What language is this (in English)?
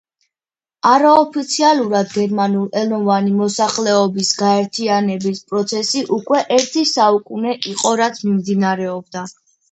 Georgian